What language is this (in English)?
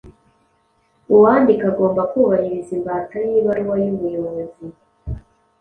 Kinyarwanda